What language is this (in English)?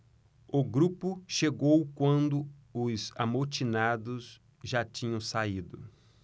Portuguese